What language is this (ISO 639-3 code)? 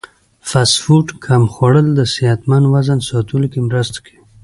pus